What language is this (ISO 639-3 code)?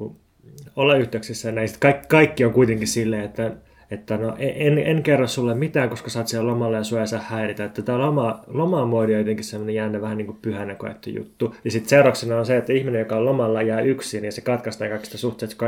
fin